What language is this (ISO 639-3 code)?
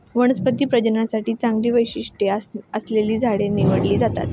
mar